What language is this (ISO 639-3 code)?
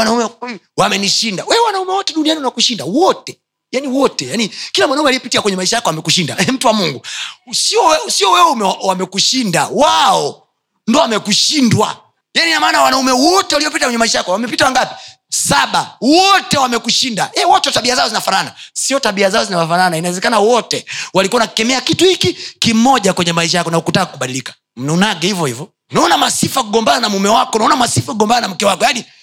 swa